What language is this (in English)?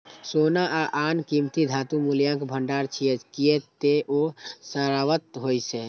Maithili